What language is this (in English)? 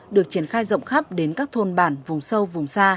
Vietnamese